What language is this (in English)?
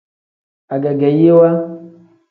Tem